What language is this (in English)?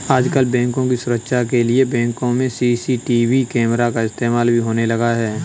Hindi